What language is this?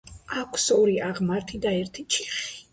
Georgian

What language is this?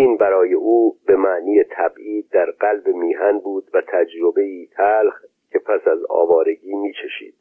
Persian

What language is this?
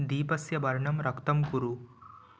Sanskrit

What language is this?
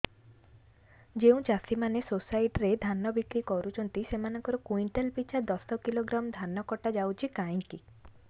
Odia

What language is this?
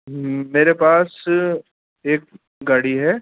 Urdu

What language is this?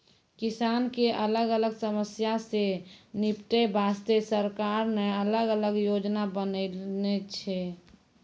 Maithili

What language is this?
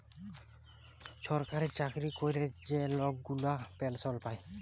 Bangla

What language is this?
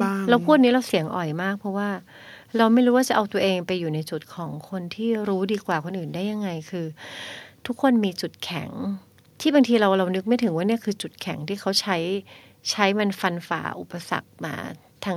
Thai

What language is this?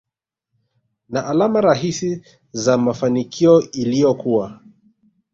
Swahili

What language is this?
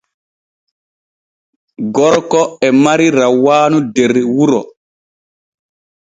Borgu Fulfulde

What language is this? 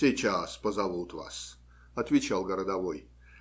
Russian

